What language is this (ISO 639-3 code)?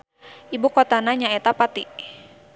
sun